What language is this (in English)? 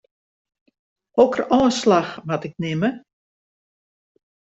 Western Frisian